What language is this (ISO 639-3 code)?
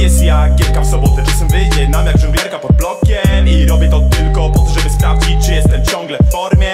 pol